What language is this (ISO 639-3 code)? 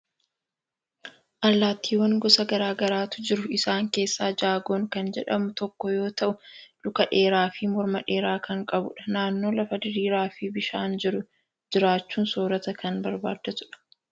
orm